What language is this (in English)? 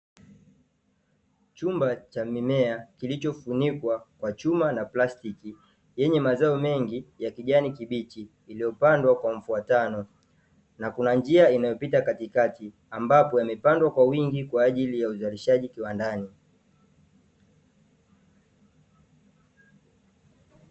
Swahili